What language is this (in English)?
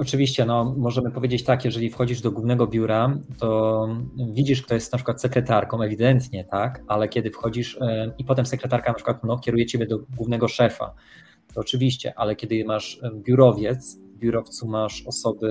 Polish